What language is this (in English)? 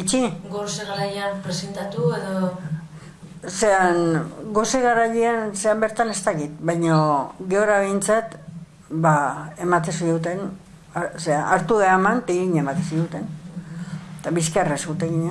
Basque